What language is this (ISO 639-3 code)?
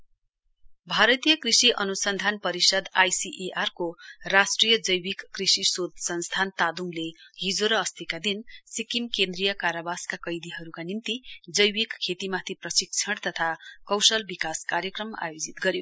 nep